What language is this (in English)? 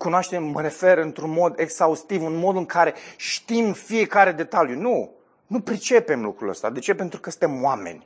Romanian